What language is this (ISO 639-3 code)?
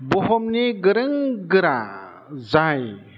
brx